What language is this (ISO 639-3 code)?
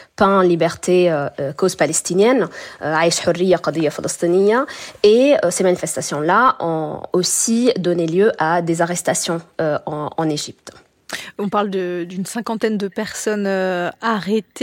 fra